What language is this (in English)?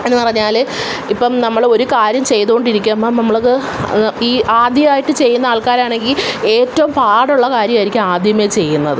Malayalam